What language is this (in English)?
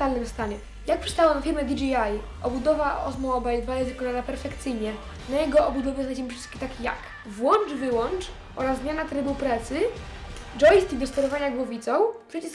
Polish